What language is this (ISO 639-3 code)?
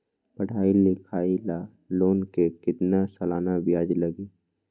mag